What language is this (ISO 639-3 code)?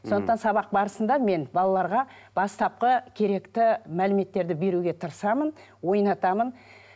kaz